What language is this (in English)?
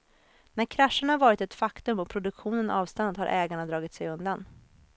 Swedish